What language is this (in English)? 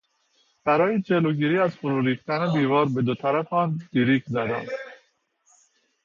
Persian